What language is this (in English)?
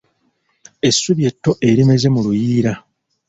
Ganda